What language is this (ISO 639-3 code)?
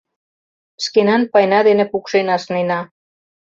chm